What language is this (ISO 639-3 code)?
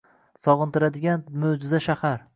uzb